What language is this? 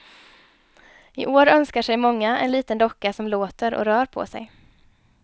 Swedish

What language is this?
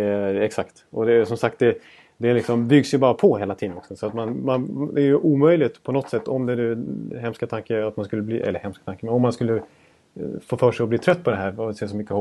Swedish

